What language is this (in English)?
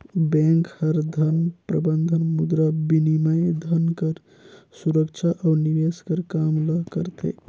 Chhattisgarhi